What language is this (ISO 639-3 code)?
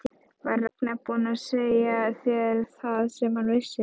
isl